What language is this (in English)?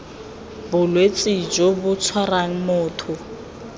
Tswana